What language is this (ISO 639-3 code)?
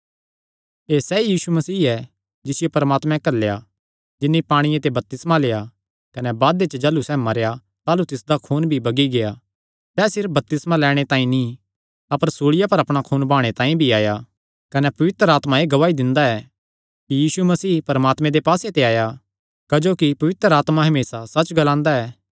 xnr